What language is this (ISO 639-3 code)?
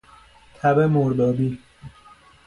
fas